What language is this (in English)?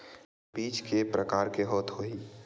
Chhattisgarhi